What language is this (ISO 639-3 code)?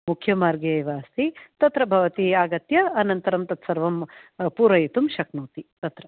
san